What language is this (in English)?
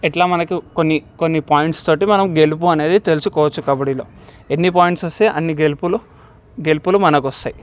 Telugu